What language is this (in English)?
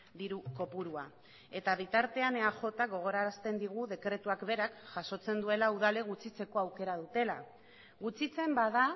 Basque